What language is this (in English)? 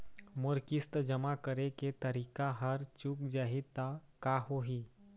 Chhattisgarhi